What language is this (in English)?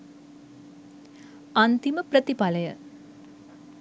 Sinhala